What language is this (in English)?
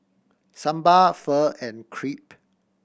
English